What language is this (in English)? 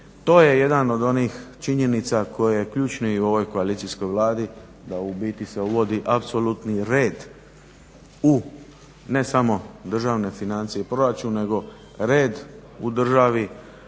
Croatian